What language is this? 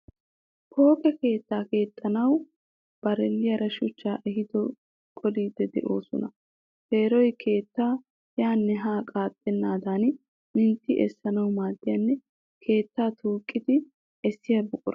Wolaytta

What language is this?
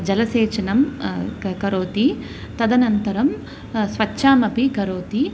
Sanskrit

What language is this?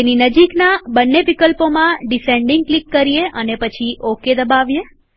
Gujarati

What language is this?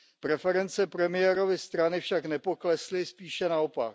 Czech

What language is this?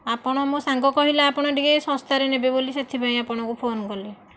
Odia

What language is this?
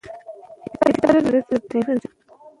Pashto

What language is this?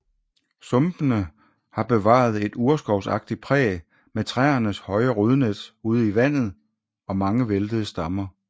Danish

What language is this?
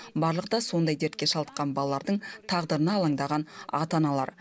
Kazakh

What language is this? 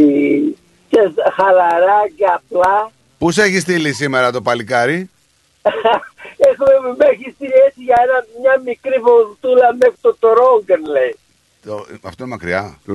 Greek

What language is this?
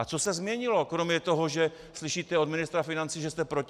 Czech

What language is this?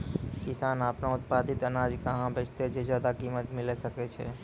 Maithili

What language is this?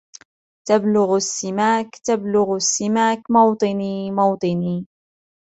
Arabic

